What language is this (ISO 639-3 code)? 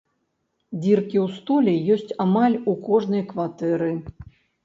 bel